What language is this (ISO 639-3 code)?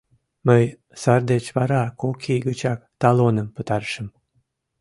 chm